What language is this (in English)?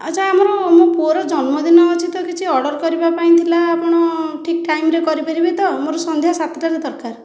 Odia